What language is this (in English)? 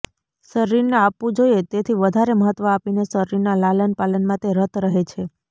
Gujarati